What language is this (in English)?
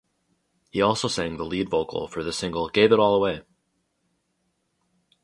English